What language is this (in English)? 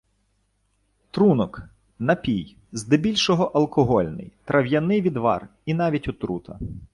Ukrainian